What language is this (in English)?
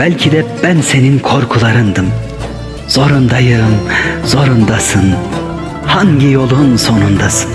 Turkish